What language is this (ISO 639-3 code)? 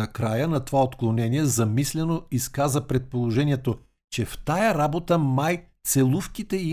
bul